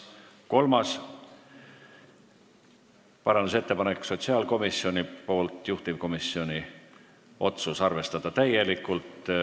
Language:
Estonian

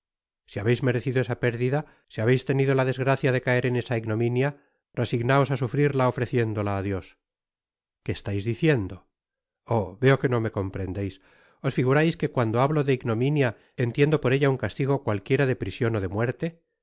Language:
Spanish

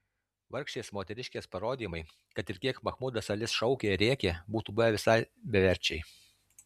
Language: Lithuanian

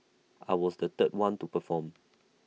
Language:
English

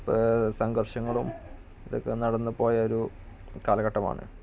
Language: Malayalam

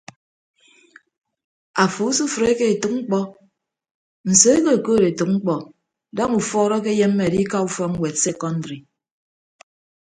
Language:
Ibibio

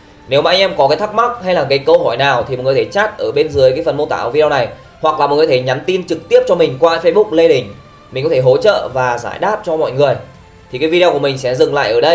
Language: Vietnamese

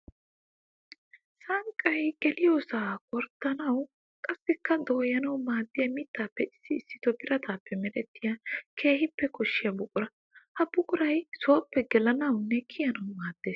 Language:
Wolaytta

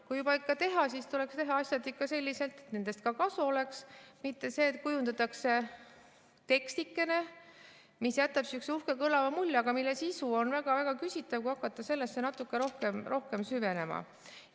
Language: Estonian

